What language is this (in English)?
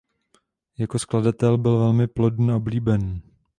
Czech